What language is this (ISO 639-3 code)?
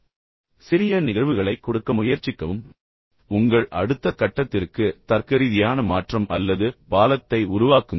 tam